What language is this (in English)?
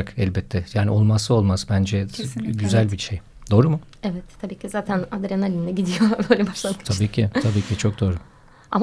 Turkish